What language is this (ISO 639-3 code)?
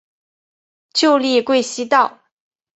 zho